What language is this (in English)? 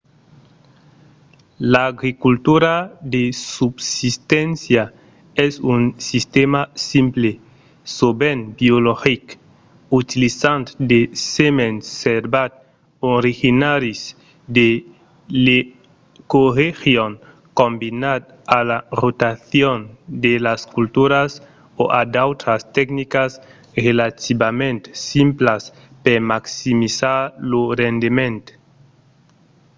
Occitan